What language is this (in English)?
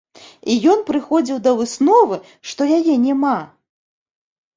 Belarusian